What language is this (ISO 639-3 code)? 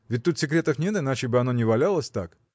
rus